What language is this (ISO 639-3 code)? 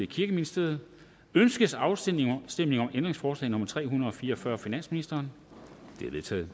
dan